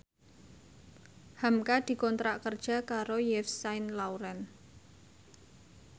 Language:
Javanese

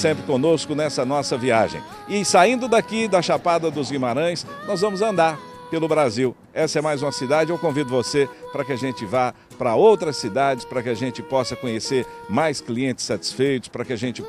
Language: Portuguese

